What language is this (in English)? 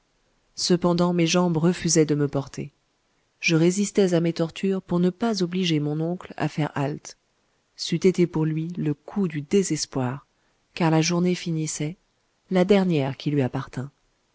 French